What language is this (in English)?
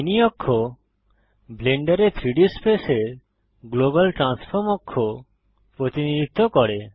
Bangla